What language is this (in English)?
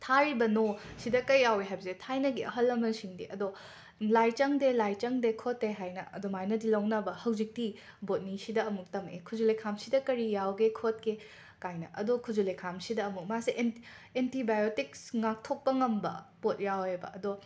Manipuri